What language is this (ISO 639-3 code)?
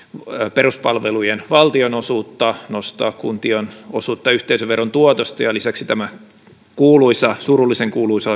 fin